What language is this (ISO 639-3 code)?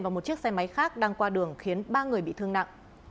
vie